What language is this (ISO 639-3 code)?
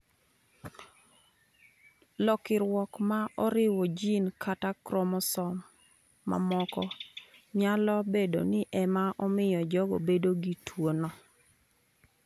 luo